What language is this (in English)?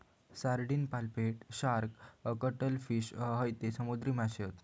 Marathi